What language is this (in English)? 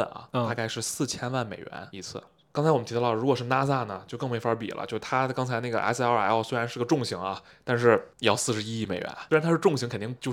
Chinese